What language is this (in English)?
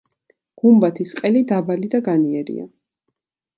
Georgian